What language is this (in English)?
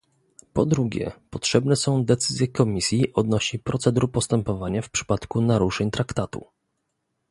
Polish